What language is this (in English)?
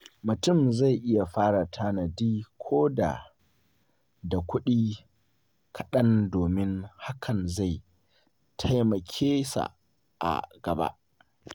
Hausa